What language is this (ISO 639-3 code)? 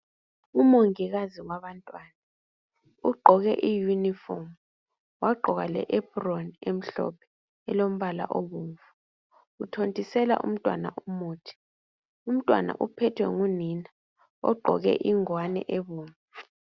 nde